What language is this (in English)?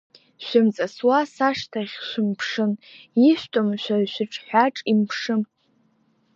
Abkhazian